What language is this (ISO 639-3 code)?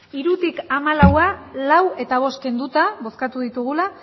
eus